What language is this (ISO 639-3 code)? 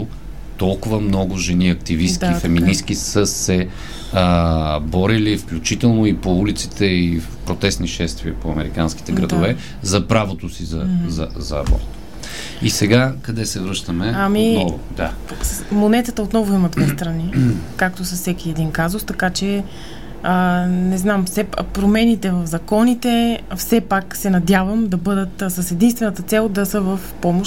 bul